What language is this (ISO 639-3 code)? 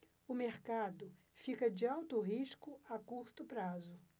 por